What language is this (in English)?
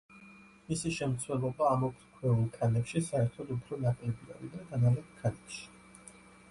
Georgian